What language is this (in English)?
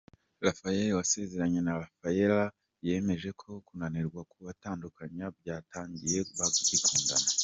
Kinyarwanda